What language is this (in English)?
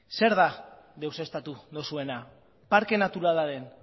Basque